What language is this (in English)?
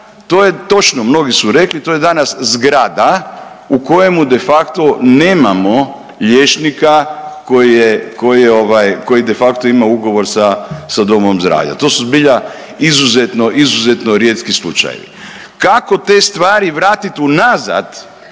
Croatian